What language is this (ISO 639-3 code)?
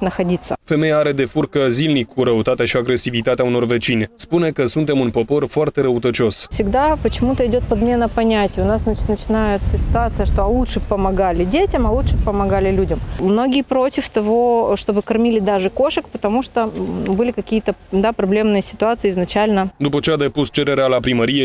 ron